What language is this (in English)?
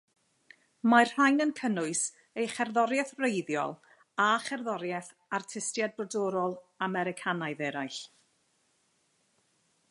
Welsh